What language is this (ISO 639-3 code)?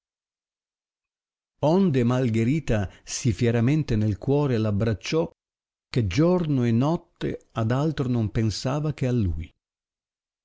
ita